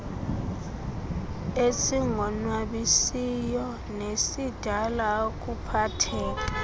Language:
Xhosa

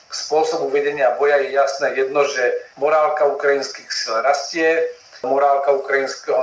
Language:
Slovak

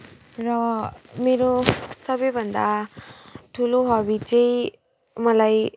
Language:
Nepali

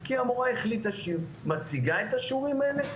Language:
Hebrew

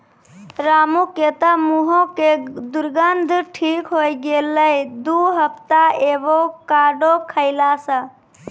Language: Maithili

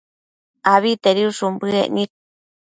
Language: Matsés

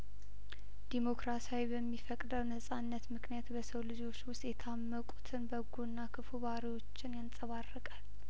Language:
Amharic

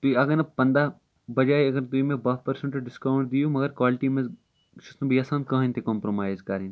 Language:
Kashmiri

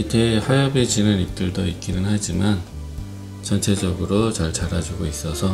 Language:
Korean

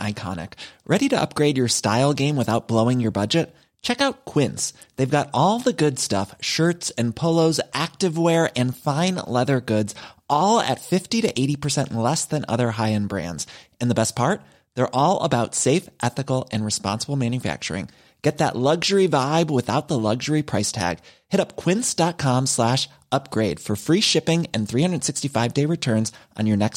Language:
Filipino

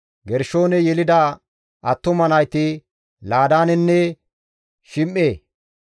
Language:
Gamo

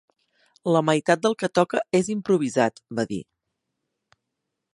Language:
Catalan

